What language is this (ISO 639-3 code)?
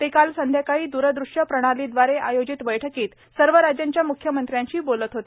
mar